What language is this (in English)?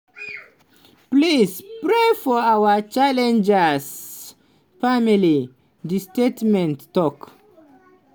Nigerian Pidgin